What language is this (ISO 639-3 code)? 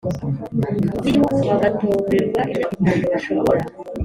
kin